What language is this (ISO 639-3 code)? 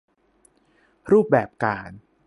tha